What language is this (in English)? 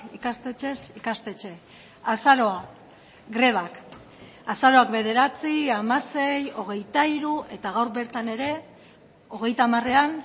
Basque